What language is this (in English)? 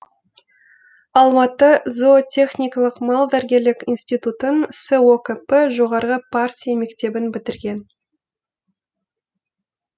Kazakh